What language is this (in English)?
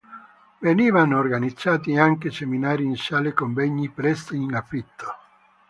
Italian